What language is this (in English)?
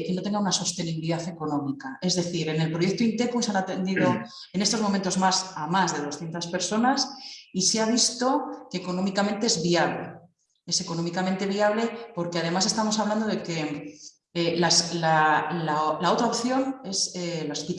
Spanish